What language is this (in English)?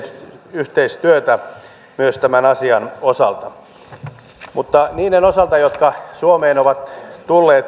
Finnish